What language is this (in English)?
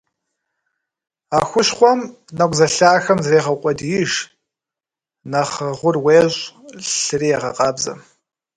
Kabardian